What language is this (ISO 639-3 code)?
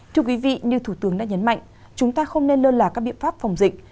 vie